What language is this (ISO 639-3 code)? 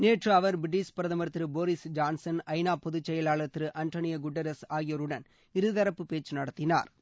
tam